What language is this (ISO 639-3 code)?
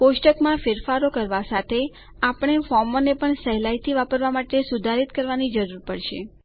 guj